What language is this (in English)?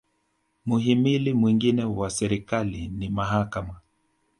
Swahili